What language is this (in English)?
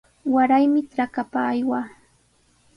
Sihuas Ancash Quechua